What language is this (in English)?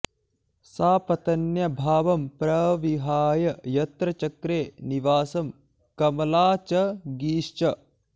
Sanskrit